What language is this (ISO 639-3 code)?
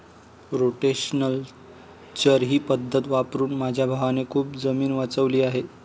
mar